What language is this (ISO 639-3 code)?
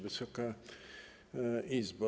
pol